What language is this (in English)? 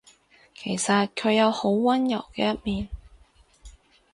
Cantonese